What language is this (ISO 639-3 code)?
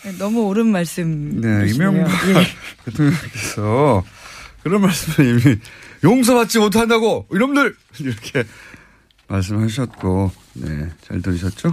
kor